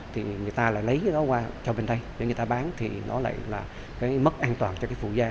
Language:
Vietnamese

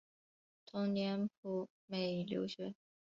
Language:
Chinese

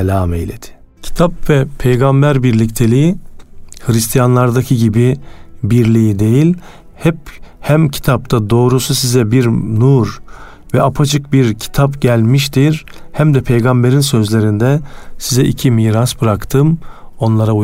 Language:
Turkish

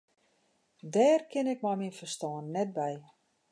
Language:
Western Frisian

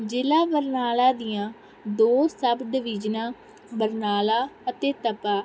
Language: Punjabi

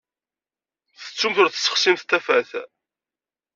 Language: Kabyle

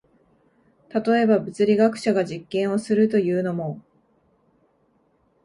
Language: Japanese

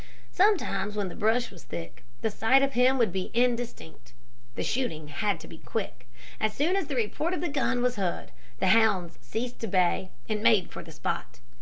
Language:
English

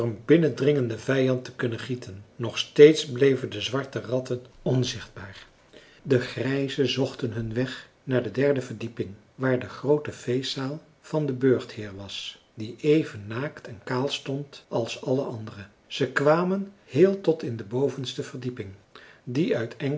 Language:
Dutch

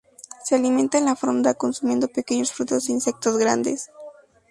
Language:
Spanish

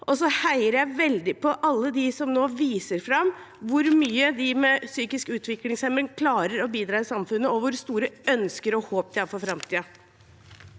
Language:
Norwegian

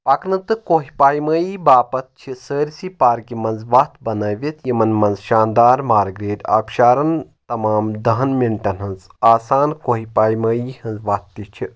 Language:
Kashmiri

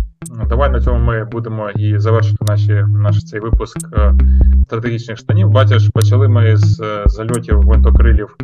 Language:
Ukrainian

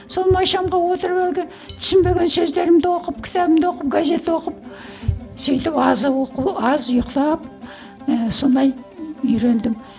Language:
Kazakh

